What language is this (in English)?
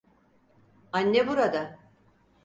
Turkish